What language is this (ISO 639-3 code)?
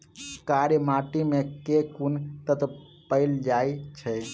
mai